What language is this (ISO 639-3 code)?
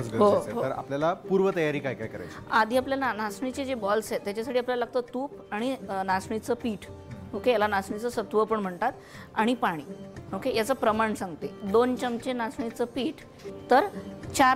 mar